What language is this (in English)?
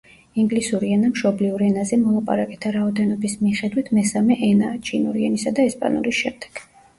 Georgian